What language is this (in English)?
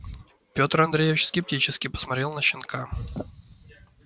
Russian